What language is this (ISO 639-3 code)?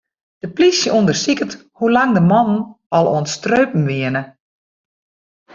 fry